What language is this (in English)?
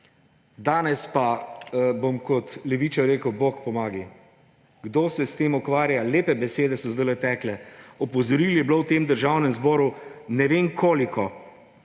Slovenian